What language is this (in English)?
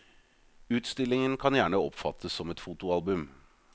Norwegian